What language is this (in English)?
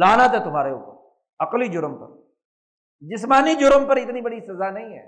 Urdu